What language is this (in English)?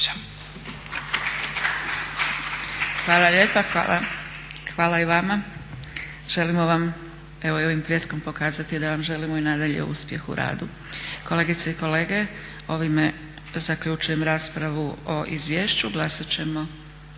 Croatian